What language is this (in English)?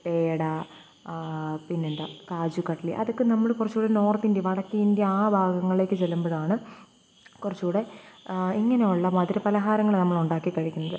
Malayalam